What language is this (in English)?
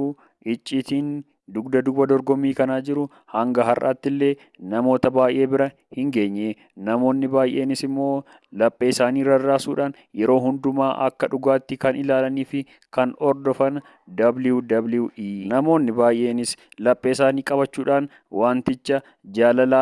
Oromo